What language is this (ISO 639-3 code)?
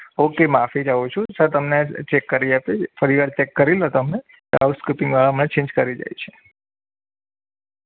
guj